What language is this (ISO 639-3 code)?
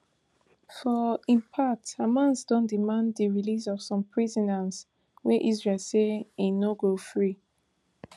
pcm